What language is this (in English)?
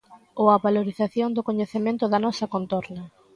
Galician